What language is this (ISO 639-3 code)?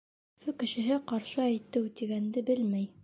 bak